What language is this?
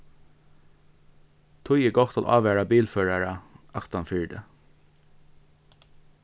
Faroese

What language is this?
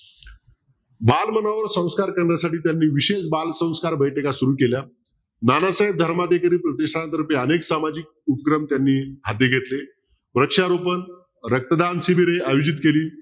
Marathi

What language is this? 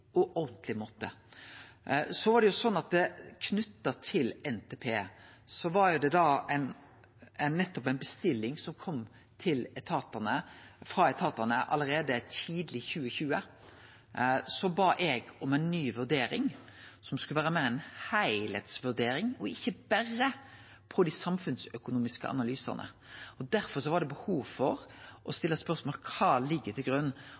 Norwegian Nynorsk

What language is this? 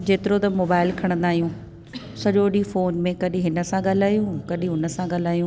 Sindhi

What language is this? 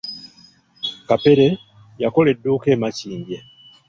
Ganda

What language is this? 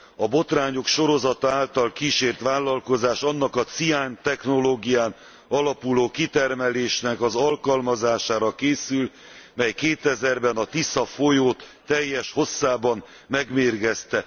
Hungarian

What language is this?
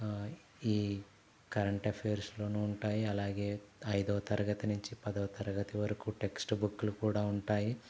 Telugu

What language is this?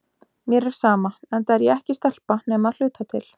Icelandic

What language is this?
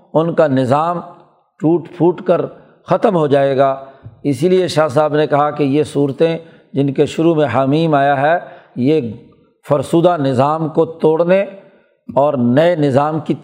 Urdu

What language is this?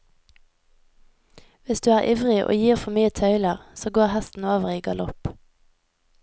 Norwegian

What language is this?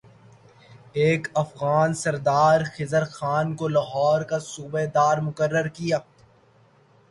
Urdu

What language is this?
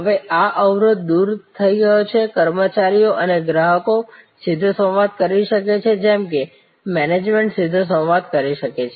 Gujarati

